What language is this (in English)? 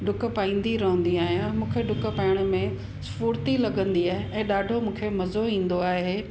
Sindhi